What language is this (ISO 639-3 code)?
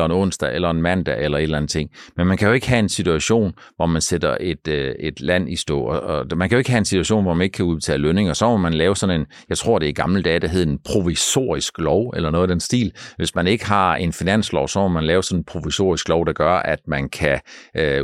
dan